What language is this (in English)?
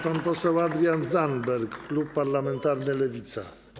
Polish